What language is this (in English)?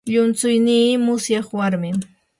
Yanahuanca Pasco Quechua